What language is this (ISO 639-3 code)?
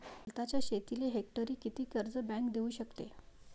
mar